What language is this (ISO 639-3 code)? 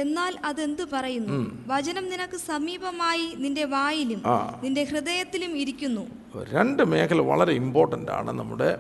mal